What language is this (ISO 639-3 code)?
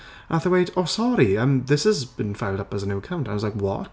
cym